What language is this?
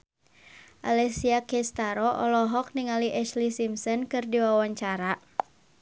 Sundanese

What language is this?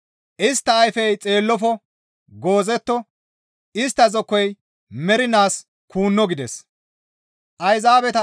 Gamo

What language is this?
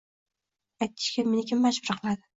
Uzbek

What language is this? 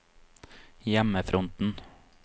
Norwegian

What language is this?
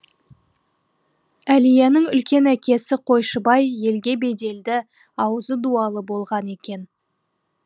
Kazakh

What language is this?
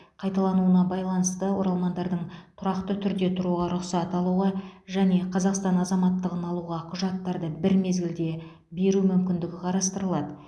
Kazakh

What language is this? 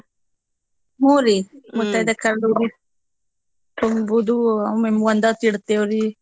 Kannada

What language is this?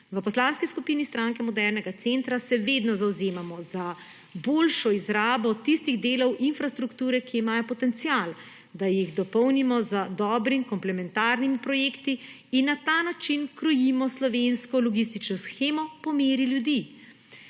Slovenian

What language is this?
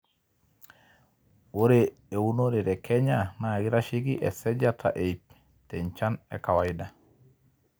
Masai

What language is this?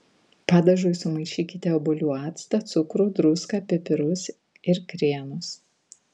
Lithuanian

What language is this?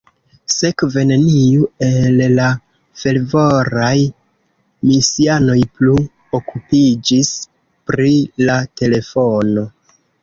Esperanto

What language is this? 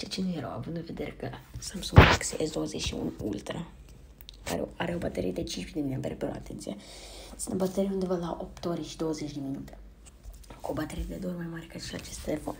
Romanian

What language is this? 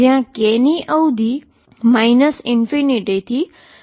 Gujarati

